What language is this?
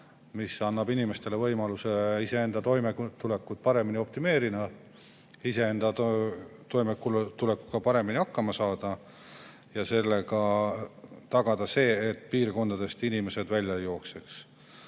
Estonian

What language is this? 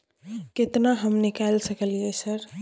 Maithili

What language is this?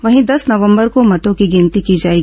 Hindi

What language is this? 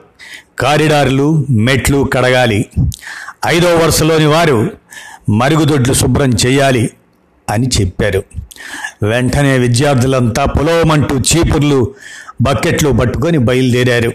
Telugu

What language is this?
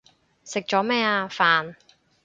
Cantonese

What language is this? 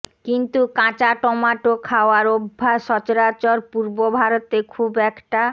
Bangla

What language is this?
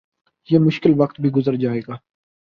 Urdu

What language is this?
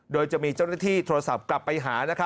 Thai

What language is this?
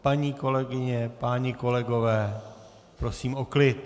Czech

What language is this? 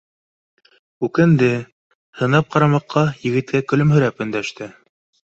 Bashkir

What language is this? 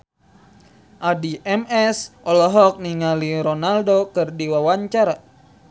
Sundanese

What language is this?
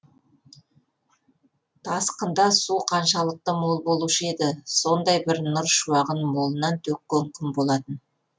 Kazakh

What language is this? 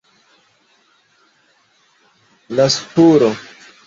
Esperanto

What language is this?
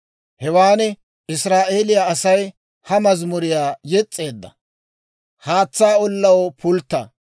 Dawro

